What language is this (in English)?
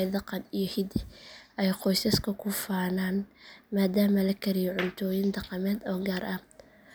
Somali